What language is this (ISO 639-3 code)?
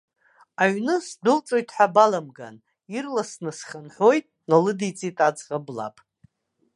abk